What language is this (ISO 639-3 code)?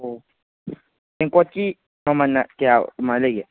mni